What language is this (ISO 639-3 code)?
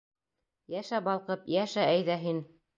bak